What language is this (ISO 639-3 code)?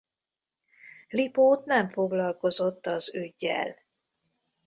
hun